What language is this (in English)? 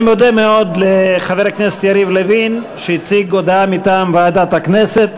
Hebrew